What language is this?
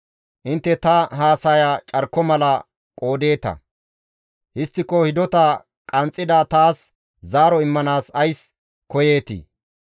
Gamo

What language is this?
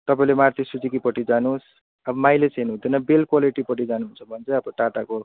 Nepali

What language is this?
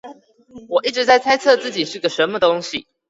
Chinese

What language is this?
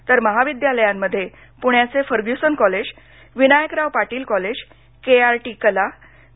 Marathi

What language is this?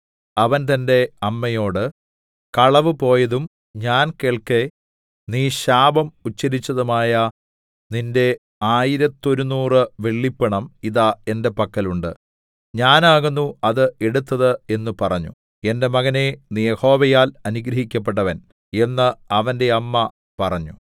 Malayalam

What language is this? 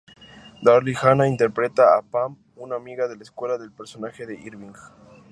Spanish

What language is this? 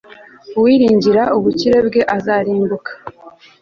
Kinyarwanda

